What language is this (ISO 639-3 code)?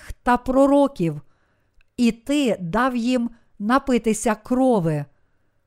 ukr